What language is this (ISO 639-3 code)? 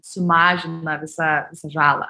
lit